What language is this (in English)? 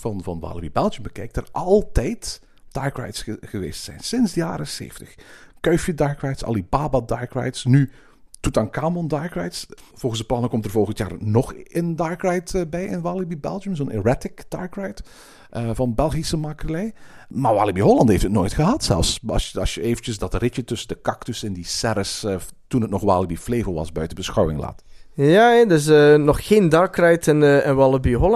Dutch